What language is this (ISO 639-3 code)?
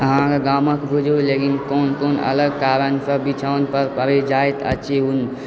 mai